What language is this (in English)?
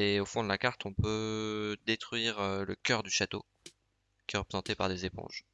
French